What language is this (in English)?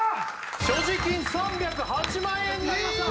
Japanese